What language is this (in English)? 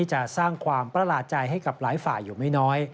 Thai